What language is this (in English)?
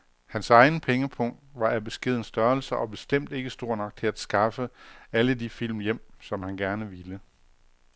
Danish